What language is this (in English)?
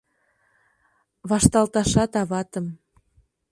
Mari